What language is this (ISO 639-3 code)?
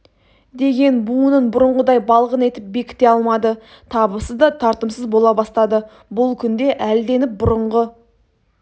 kaz